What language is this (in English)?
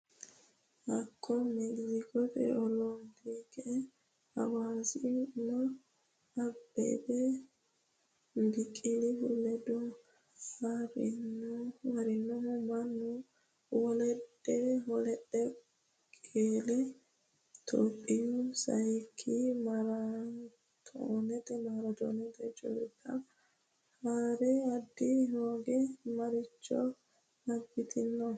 Sidamo